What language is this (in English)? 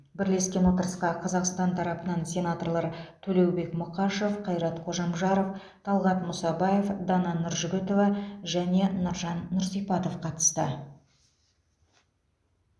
Kazakh